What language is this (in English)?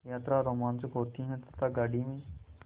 Hindi